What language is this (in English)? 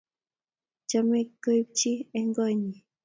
Kalenjin